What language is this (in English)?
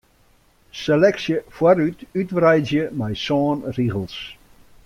Western Frisian